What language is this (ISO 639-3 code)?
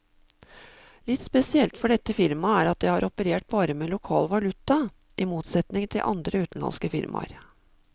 nor